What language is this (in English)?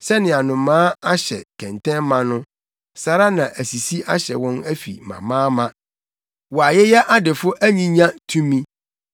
Akan